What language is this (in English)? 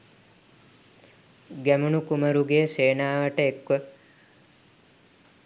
Sinhala